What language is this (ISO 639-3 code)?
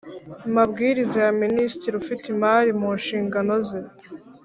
kin